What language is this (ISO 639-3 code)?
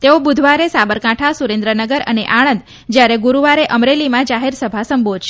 guj